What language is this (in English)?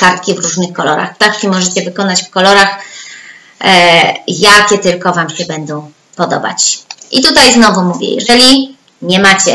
Polish